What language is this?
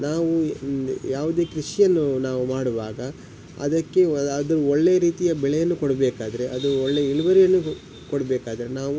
Kannada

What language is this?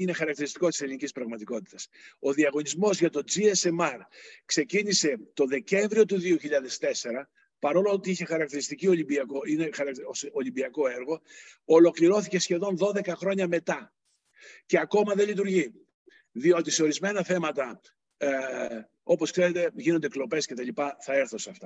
Greek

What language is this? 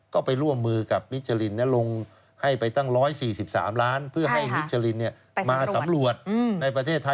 Thai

